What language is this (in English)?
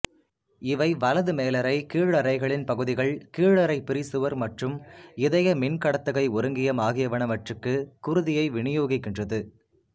Tamil